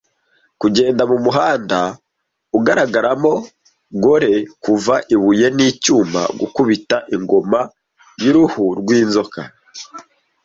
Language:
Kinyarwanda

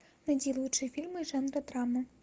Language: Russian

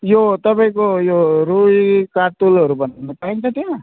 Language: Nepali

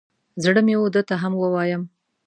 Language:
Pashto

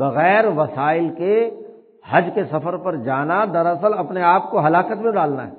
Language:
Urdu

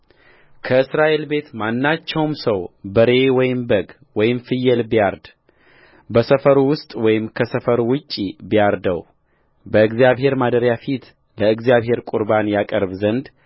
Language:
Amharic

